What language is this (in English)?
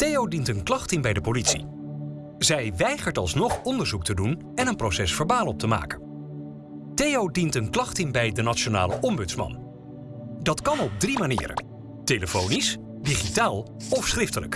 Dutch